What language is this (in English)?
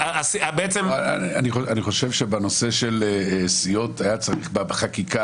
Hebrew